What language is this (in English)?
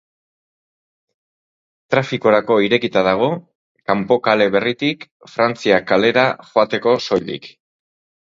Basque